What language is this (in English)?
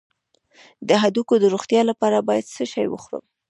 Pashto